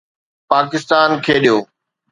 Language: Sindhi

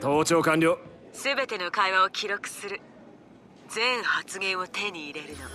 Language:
Japanese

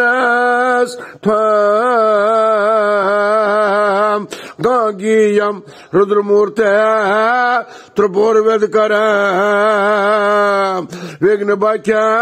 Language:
Arabic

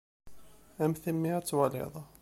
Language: Kabyle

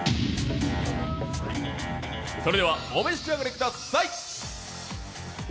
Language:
Japanese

